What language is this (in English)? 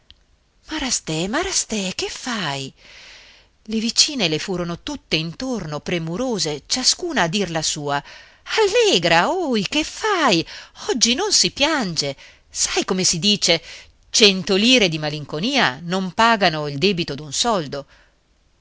Italian